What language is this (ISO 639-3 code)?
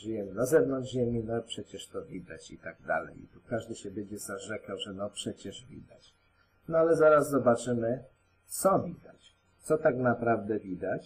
pol